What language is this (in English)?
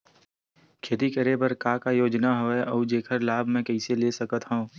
Chhattisgarhi